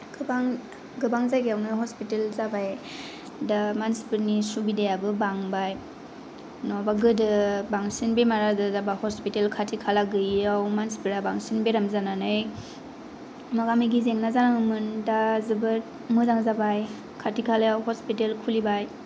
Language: Bodo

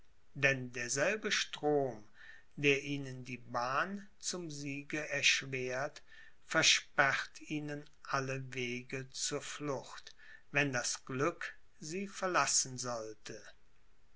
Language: German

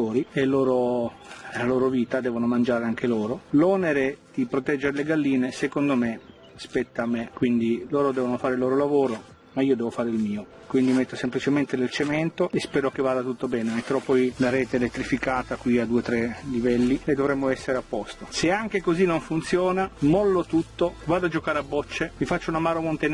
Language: Italian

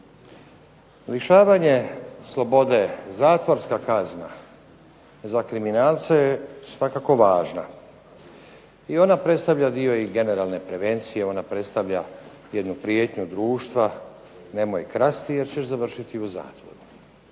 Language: Croatian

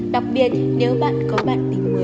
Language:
Vietnamese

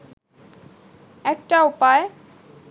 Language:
Bangla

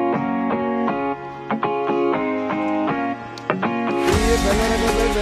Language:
Indonesian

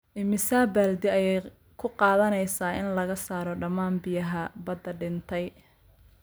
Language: Somali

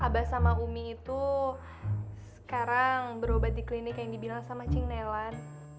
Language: Indonesian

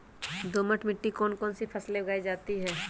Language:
Magahi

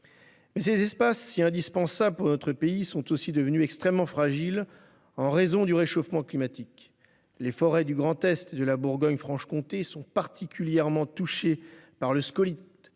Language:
French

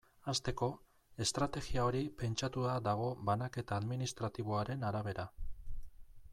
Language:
Basque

